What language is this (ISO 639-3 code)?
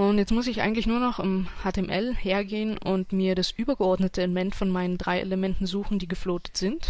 deu